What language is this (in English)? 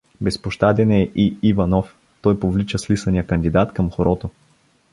Bulgarian